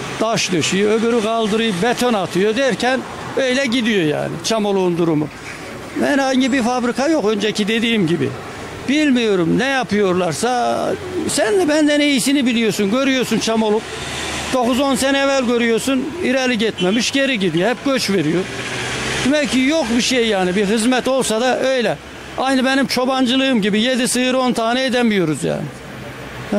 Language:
Turkish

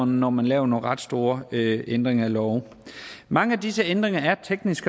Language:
Danish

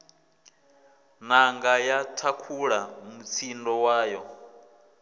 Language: Venda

